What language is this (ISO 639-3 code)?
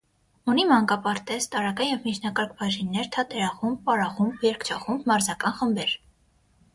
hye